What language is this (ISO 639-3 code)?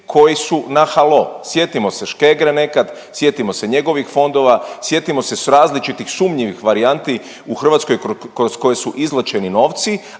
hrv